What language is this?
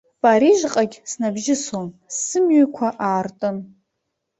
Abkhazian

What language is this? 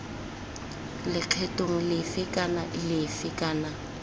Tswana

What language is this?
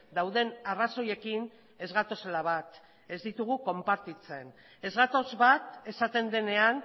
Basque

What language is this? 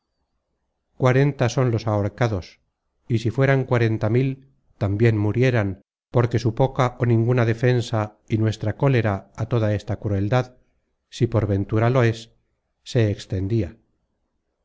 Spanish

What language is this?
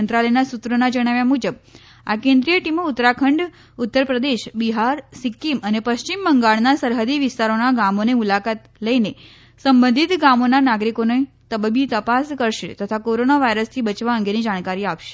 Gujarati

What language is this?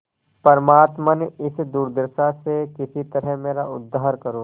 Hindi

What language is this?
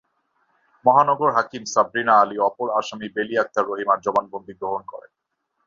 Bangla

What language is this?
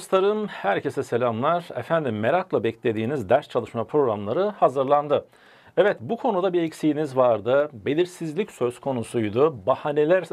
Turkish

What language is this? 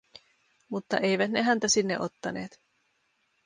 Finnish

